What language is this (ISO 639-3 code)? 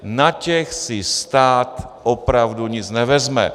ces